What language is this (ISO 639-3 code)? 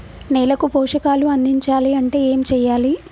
tel